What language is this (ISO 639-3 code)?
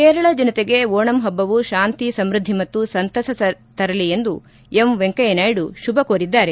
kan